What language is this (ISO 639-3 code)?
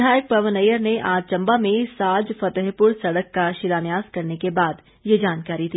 hin